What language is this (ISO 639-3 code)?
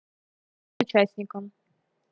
rus